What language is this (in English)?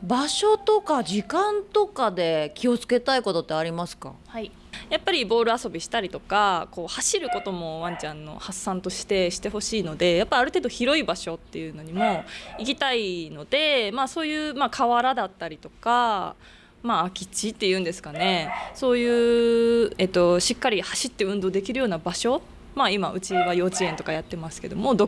Japanese